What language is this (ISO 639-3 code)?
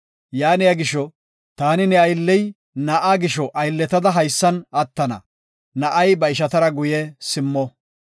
gof